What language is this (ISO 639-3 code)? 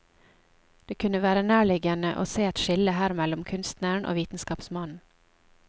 nor